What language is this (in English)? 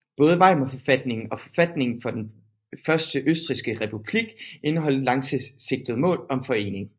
Danish